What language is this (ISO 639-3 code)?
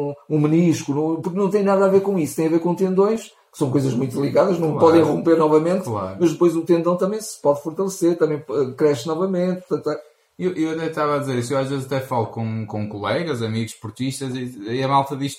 por